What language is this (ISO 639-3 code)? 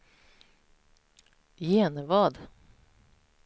swe